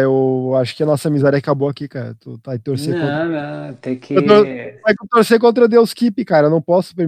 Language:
Portuguese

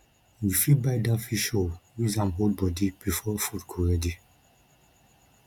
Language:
Nigerian Pidgin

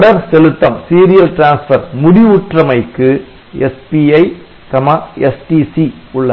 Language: Tamil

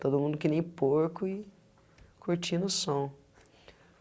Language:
Portuguese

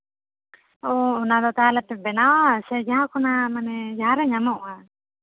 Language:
Santali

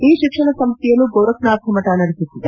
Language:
Kannada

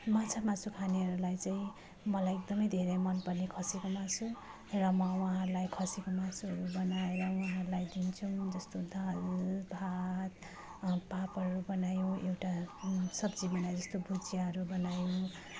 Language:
Nepali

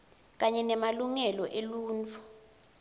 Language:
Swati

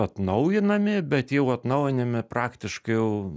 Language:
Lithuanian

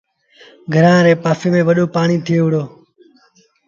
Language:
Sindhi Bhil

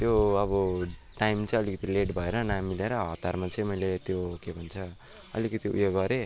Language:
Nepali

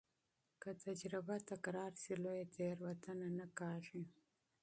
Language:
Pashto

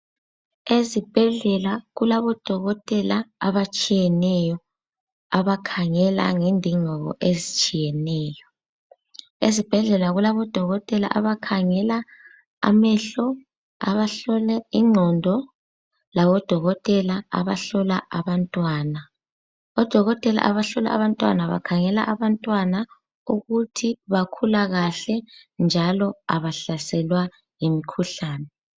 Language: North Ndebele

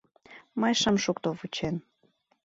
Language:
Mari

